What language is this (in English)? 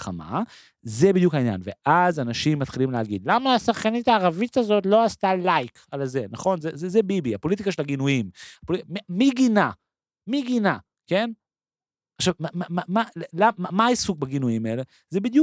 Hebrew